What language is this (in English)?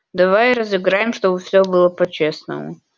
Russian